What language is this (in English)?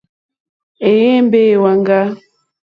Mokpwe